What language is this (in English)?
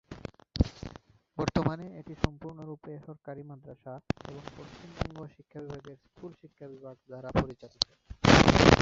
Bangla